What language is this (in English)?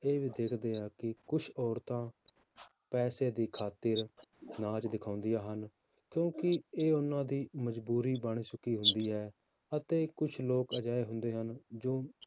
Punjabi